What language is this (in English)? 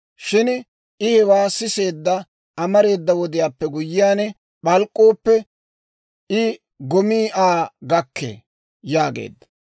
Dawro